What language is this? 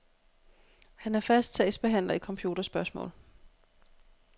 Danish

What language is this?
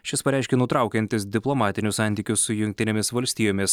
Lithuanian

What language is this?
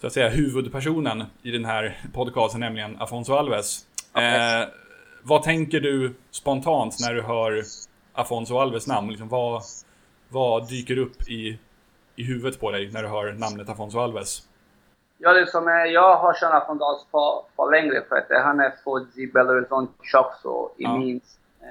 Swedish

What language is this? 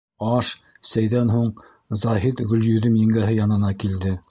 Bashkir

